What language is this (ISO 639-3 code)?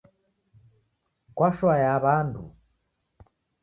dav